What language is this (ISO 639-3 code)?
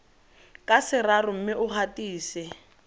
tsn